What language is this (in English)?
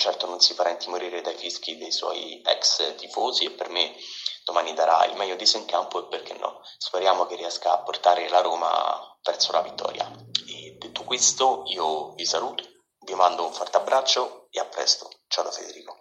Italian